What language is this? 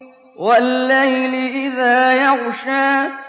Arabic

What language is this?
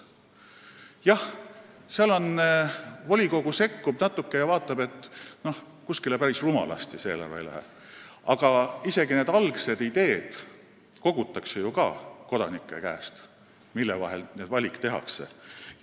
Estonian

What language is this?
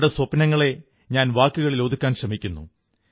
Malayalam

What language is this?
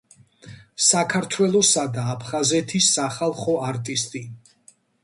Georgian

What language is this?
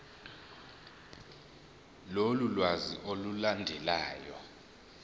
Zulu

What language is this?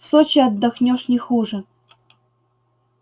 Russian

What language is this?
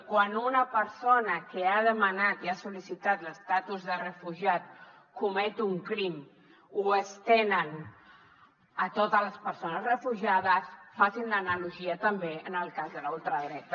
Catalan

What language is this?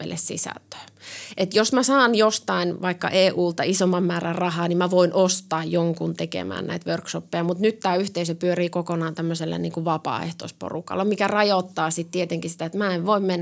Finnish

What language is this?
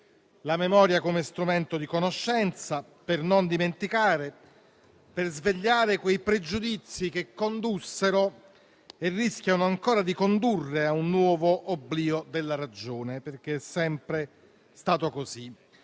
Italian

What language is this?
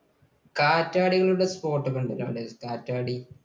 Malayalam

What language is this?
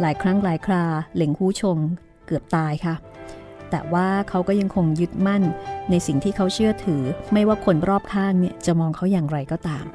Thai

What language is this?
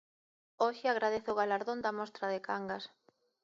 Galician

